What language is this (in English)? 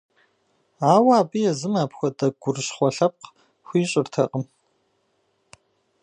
Kabardian